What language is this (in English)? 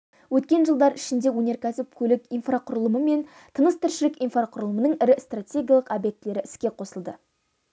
Kazakh